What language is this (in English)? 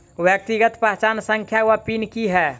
Maithili